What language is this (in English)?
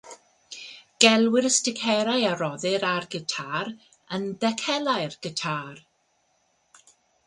Welsh